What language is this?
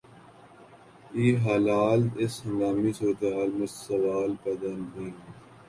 Urdu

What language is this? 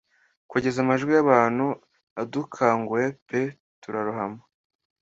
Kinyarwanda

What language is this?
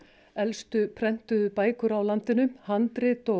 Icelandic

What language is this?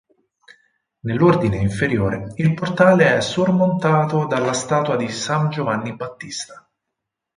Italian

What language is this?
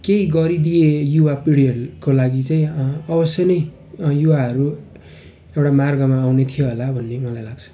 Nepali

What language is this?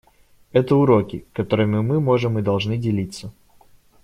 Russian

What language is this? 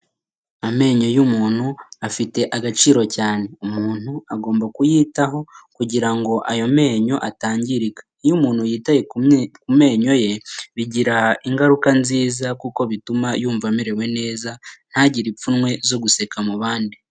Kinyarwanda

